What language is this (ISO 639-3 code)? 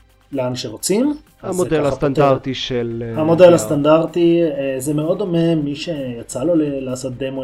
heb